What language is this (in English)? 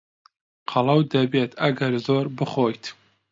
Central Kurdish